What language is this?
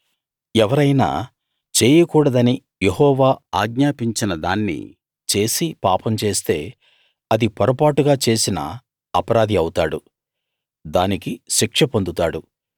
Telugu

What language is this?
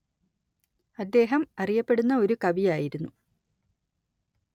Malayalam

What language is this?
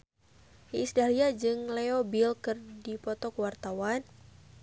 Sundanese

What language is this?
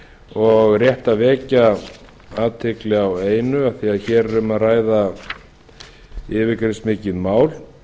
Icelandic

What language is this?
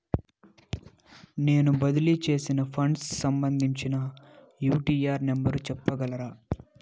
Telugu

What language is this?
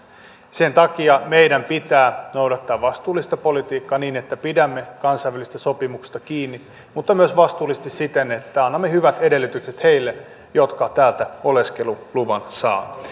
Finnish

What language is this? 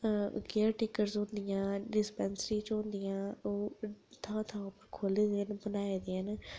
Dogri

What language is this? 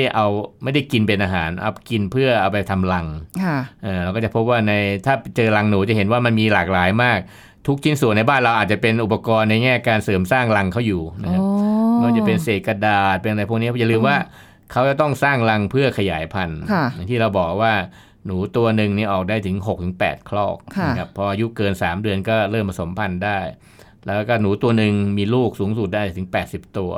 Thai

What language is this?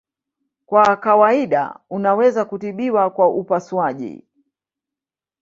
Swahili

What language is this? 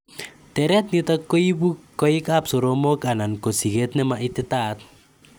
Kalenjin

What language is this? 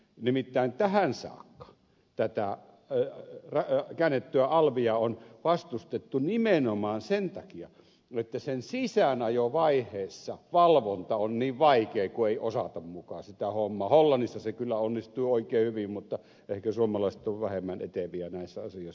Finnish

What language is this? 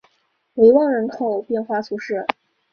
Chinese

